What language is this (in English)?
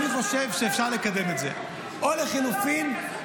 Hebrew